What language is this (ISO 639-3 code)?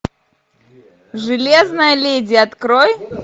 rus